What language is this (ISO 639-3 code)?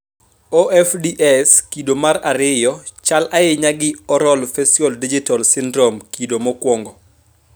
luo